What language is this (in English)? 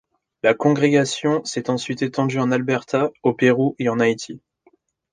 French